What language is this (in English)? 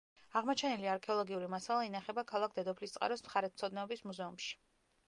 Georgian